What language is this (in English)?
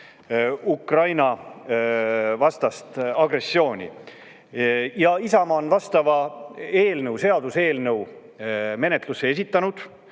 Estonian